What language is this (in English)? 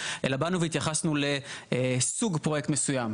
Hebrew